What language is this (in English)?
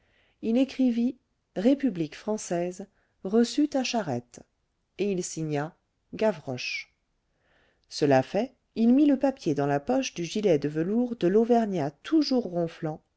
French